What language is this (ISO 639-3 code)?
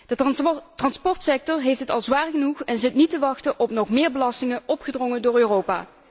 nld